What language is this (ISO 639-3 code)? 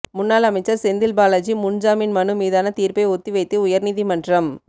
tam